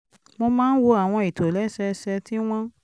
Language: Yoruba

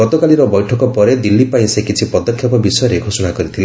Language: Odia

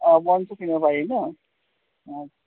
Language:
Assamese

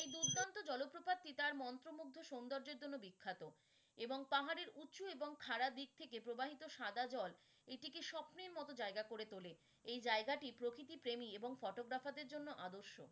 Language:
Bangla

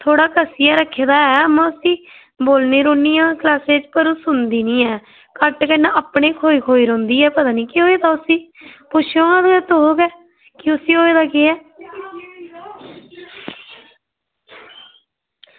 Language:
Dogri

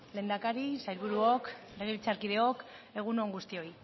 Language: Basque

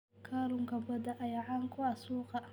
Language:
Somali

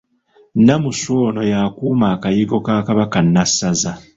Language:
Ganda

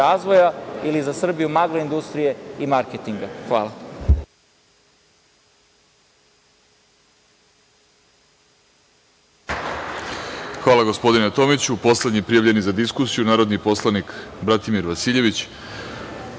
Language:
Serbian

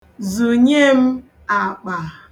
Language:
Igbo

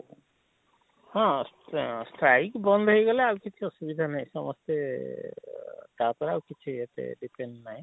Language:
Odia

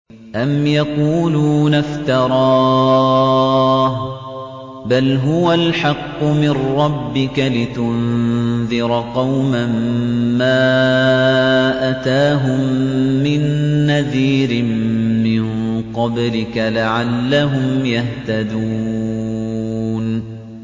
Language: Arabic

